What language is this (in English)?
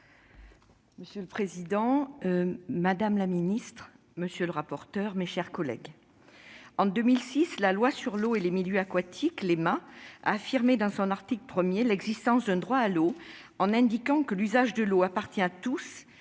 French